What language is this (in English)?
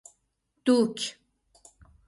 Persian